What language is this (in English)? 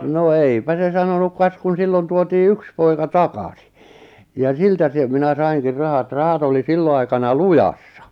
Finnish